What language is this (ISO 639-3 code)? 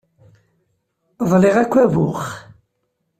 kab